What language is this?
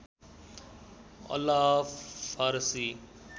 Nepali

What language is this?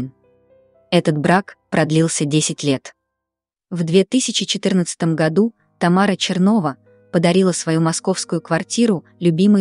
Russian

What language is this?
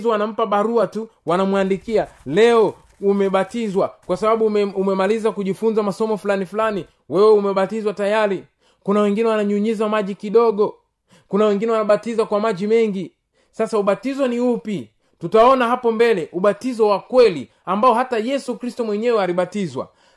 Swahili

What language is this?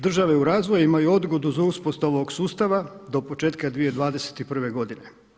Croatian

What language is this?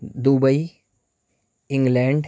Urdu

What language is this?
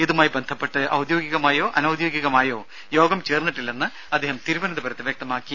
Malayalam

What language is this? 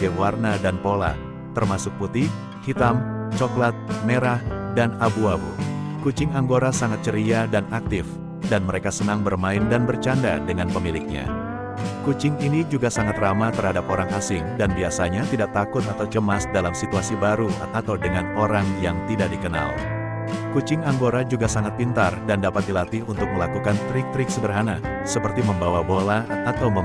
Indonesian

